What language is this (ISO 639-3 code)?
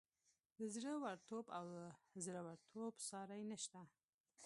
pus